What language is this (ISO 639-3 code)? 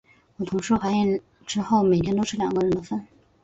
zho